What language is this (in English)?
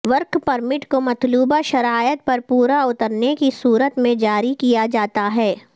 Urdu